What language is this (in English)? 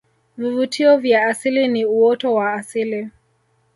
Swahili